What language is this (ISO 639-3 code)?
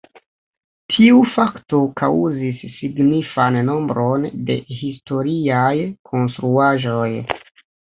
epo